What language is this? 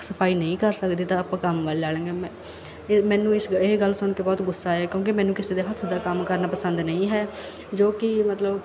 Punjabi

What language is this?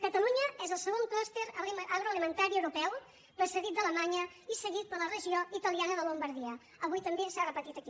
Catalan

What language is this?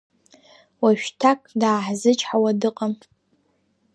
Abkhazian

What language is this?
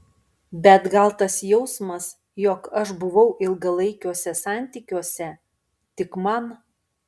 Lithuanian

